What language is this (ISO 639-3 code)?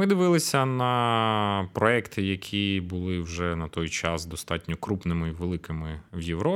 ukr